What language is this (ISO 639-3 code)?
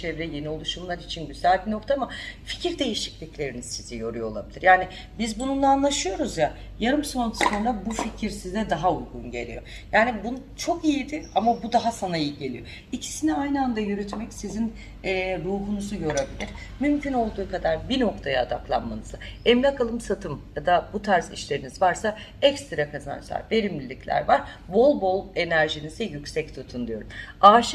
tur